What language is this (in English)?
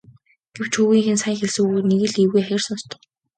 Mongolian